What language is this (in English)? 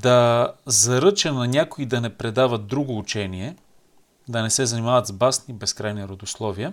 Bulgarian